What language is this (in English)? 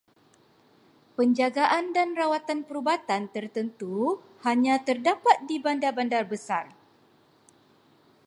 Malay